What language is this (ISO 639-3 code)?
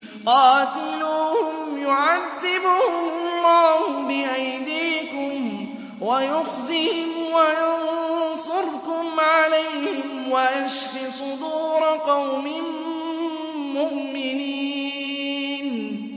ara